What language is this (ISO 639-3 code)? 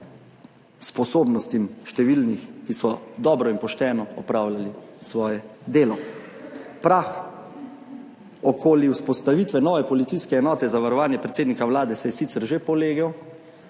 slv